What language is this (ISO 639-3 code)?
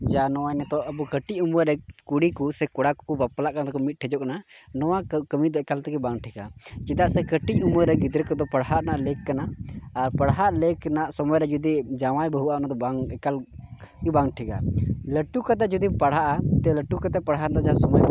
sat